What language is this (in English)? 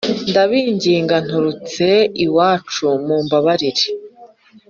Kinyarwanda